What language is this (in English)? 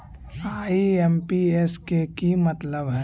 Magahi